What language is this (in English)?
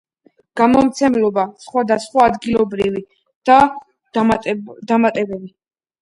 Georgian